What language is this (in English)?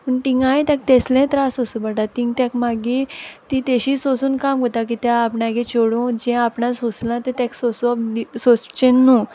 Konkani